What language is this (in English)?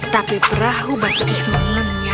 Indonesian